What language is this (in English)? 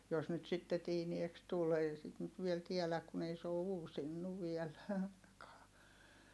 Finnish